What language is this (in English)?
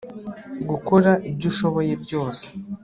Kinyarwanda